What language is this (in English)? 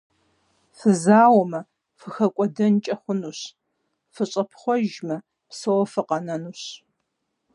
Kabardian